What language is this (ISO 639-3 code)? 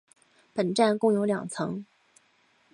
zho